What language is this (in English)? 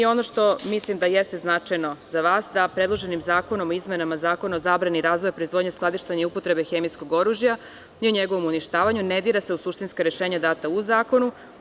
Serbian